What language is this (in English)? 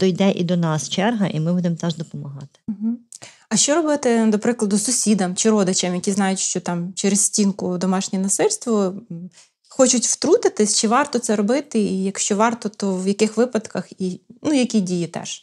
Ukrainian